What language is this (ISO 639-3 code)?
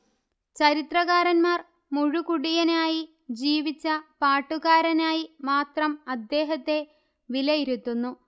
mal